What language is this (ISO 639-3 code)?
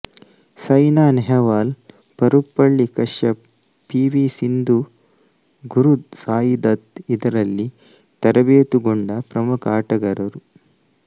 kan